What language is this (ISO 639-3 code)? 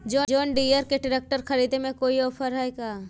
mag